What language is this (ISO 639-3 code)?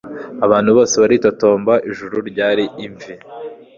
kin